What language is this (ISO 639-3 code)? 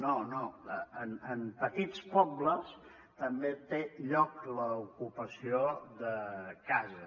cat